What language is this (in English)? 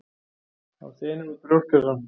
Icelandic